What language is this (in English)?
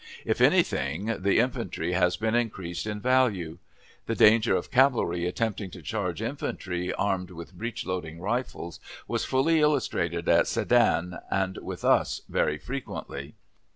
English